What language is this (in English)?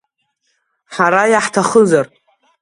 Abkhazian